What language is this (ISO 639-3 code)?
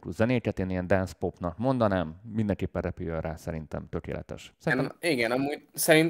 hun